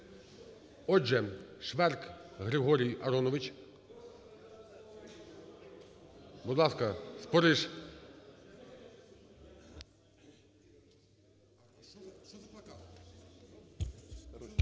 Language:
Ukrainian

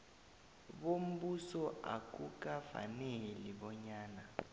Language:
South Ndebele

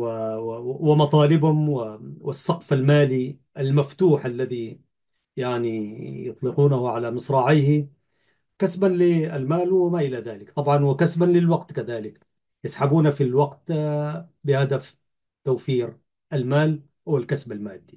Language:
Arabic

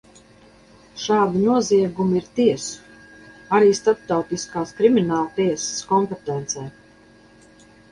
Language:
Latvian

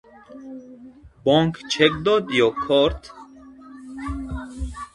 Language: Tajik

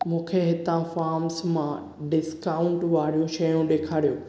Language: Sindhi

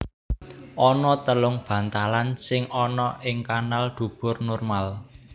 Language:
Javanese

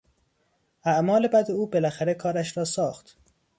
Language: Persian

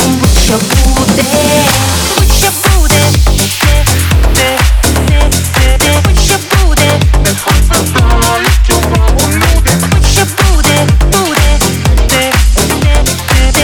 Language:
Ukrainian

